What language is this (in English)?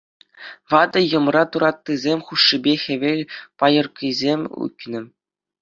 Chuvash